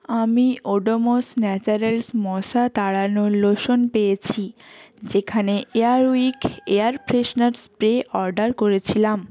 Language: Bangla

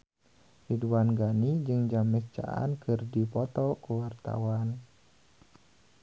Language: Sundanese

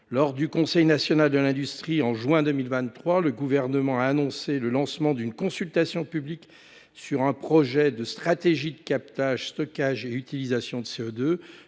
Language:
French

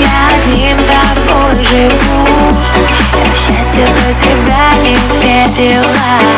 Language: Ukrainian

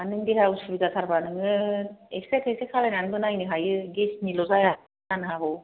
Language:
Bodo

